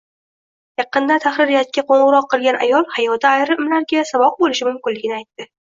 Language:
Uzbek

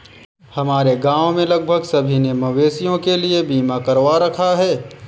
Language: Hindi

